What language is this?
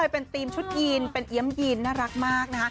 Thai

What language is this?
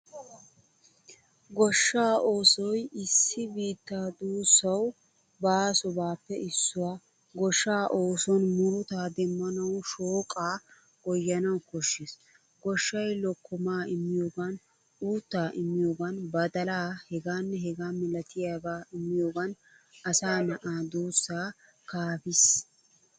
Wolaytta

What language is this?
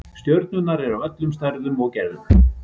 Icelandic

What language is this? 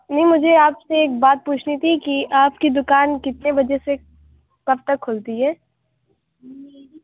Urdu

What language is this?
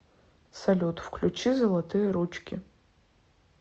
Russian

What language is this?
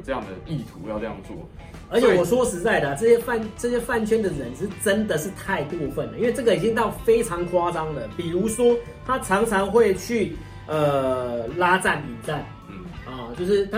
Chinese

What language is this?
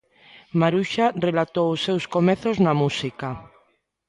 Galician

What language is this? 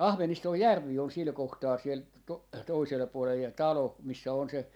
Finnish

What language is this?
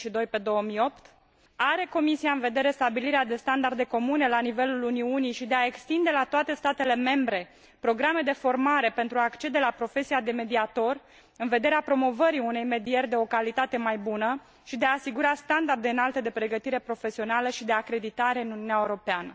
Romanian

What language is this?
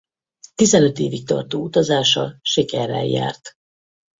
Hungarian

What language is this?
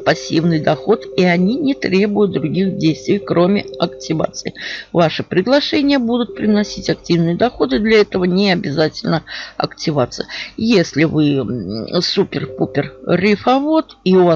Russian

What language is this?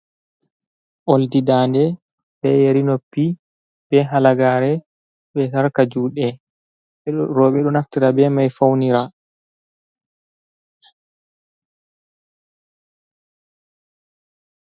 Fula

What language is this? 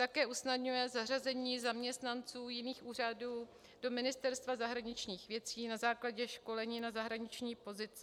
Czech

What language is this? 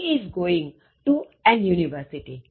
Gujarati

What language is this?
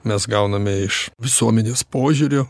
Lithuanian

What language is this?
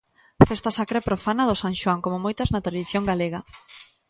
Galician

